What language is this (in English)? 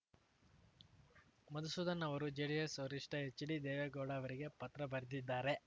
Kannada